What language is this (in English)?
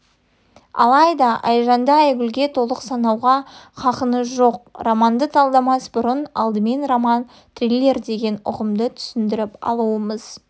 Kazakh